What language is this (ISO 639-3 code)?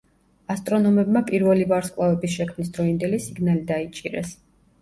kat